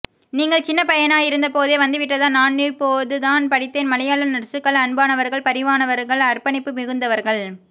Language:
Tamil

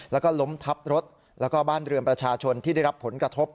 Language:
Thai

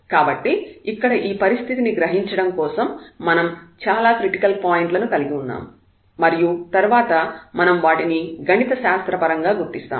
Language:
Telugu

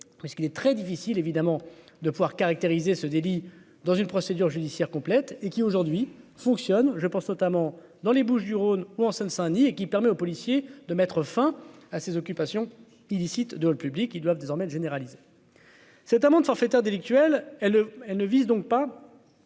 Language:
French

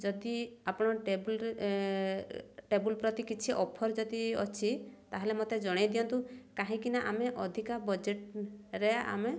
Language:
Odia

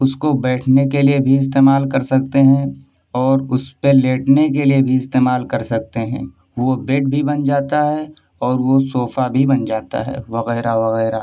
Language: Urdu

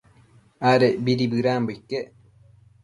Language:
Matsés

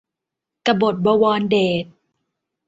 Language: Thai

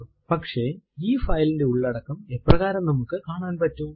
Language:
Malayalam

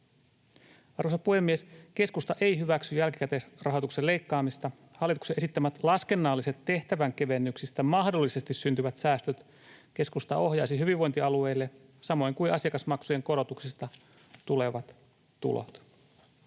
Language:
Finnish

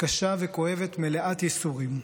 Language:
Hebrew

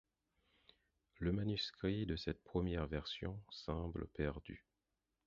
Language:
French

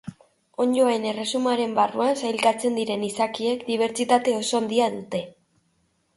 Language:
Basque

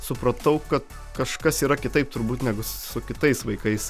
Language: Lithuanian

